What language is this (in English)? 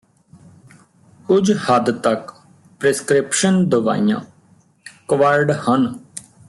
Punjabi